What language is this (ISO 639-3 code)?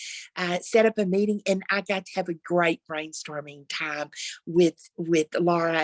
eng